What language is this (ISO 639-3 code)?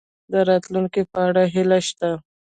pus